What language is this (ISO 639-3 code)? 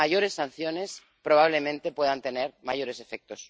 spa